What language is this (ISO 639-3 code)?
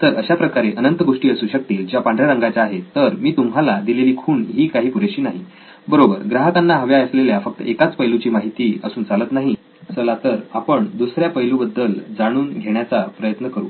mar